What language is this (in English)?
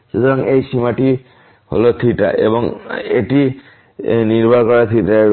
Bangla